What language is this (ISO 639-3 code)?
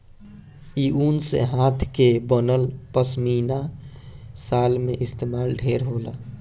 bho